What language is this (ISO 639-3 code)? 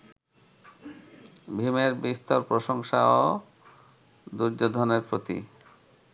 ben